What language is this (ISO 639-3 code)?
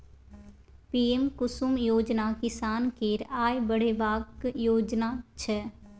mai